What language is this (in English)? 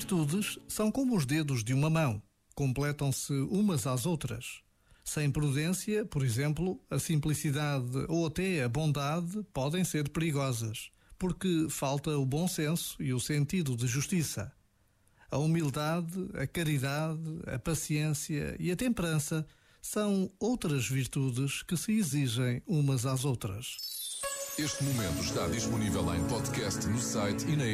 Portuguese